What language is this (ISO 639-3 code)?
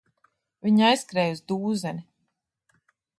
lav